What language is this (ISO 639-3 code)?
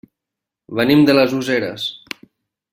cat